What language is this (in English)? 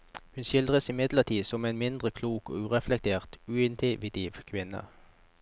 Norwegian